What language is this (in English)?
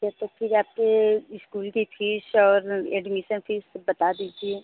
Hindi